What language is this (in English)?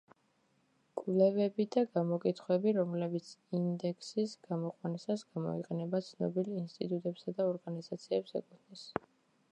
Georgian